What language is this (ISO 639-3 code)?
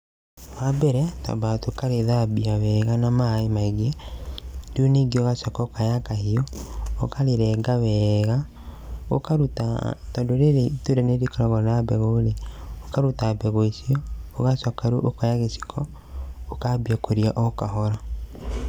kik